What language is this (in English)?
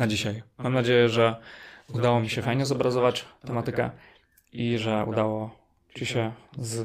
Polish